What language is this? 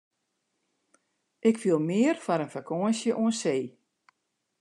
Western Frisian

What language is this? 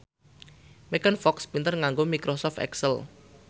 Javanese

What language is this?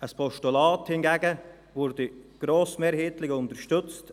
Swiss German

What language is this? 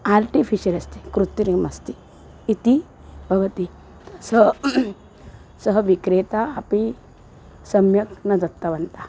Sanskrit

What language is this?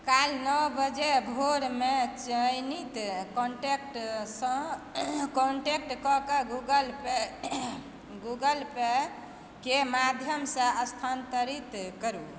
Maithili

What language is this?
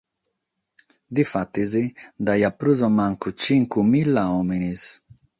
Sardinian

